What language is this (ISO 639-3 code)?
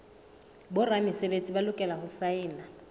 sot